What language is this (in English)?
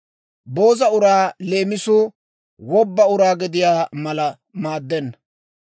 Dawro